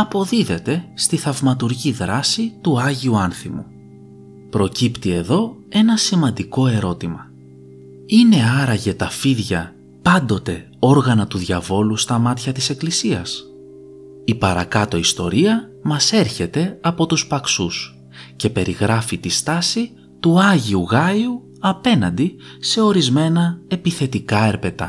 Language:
Greek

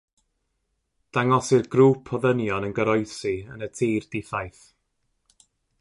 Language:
Welsh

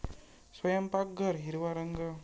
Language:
Marathi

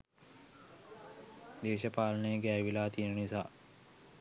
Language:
Sinhala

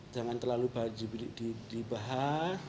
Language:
Indonesian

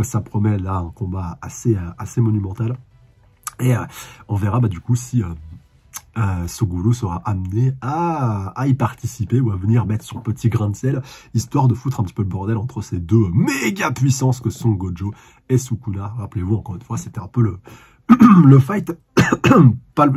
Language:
French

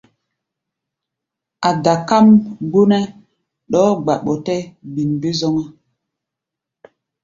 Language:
Gbaya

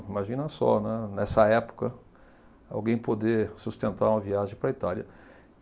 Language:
Portuguese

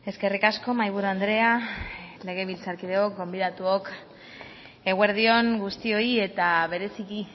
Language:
Basque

